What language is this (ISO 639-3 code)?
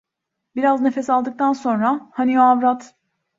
tur